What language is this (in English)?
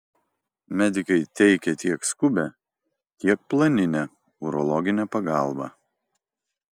Lithuanian